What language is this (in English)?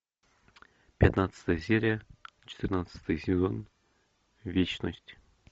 Russian